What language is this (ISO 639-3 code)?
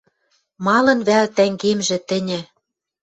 mrj